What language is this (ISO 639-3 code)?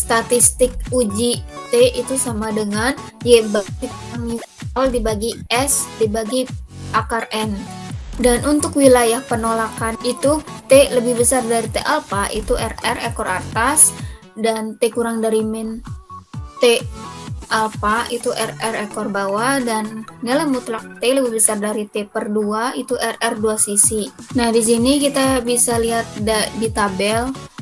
ind